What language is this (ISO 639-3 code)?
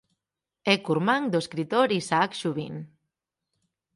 glg